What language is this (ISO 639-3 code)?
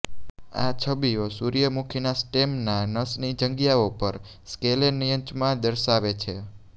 guj